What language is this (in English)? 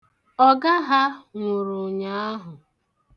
Igbo